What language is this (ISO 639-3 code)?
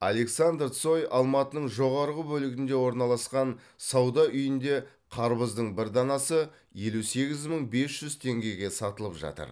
kaz